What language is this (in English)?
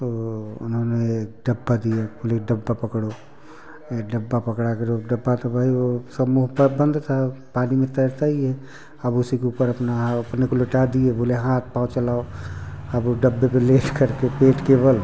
Hindi